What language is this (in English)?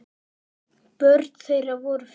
Icelandic